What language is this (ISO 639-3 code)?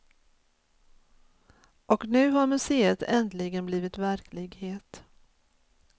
swe